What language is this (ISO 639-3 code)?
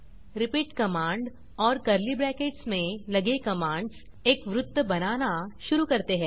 hin